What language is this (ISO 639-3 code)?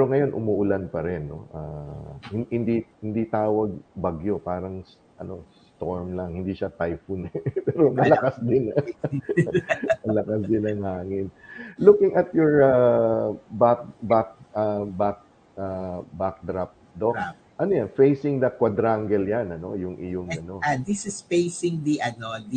fil